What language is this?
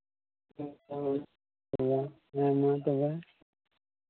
Santali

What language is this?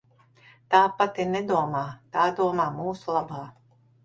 Latvian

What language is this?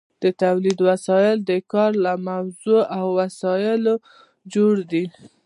Pashto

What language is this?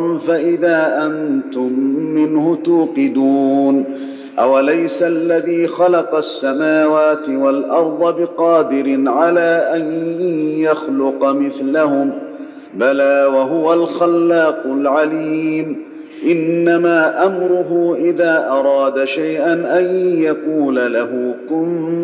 Arabic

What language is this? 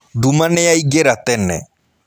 Kikuyu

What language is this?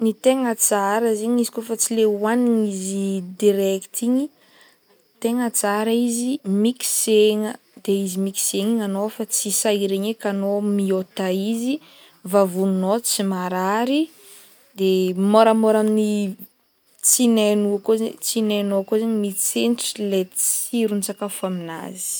Northern Betsimisaraka Malagasy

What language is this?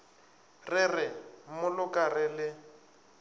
Northern Sotho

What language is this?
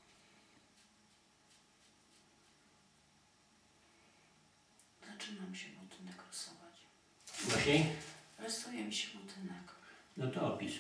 Polish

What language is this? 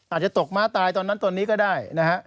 Thai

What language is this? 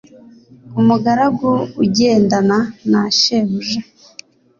Kinyarwanda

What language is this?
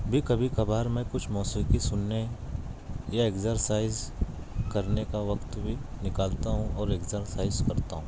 Urdu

